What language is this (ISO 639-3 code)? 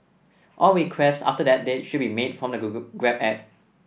eng